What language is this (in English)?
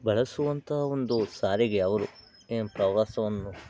Kannada